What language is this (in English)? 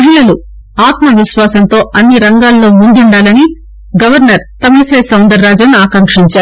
Telugu